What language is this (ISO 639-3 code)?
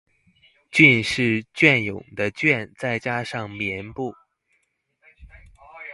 zho